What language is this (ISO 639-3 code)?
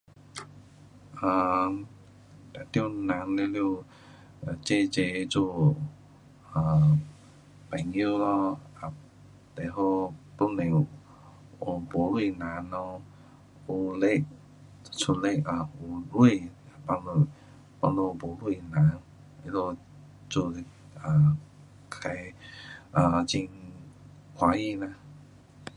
cpx